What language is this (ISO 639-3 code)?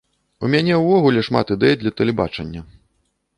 bel